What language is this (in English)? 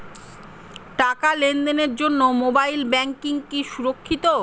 Bangla